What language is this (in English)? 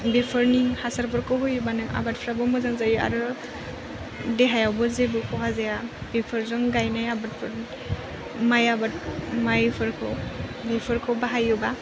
Bodo